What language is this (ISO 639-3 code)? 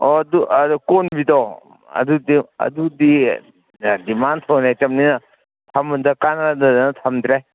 mni